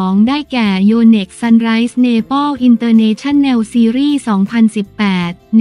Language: Thai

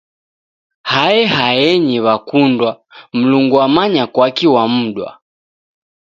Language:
Taita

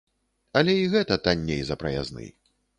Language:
Belarusian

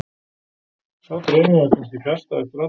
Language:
Icelandic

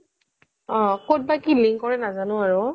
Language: Assamese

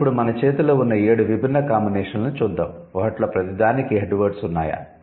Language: Telugu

